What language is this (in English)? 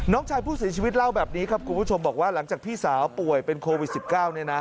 Thai